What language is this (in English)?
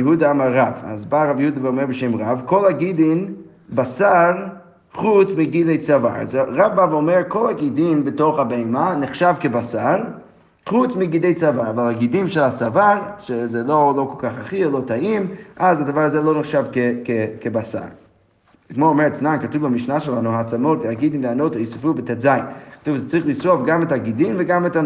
Hebrew